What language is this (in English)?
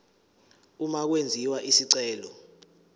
Zulu